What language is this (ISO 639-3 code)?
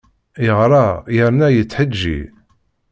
kab